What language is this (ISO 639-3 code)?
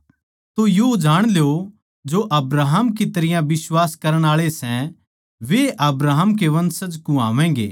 bgc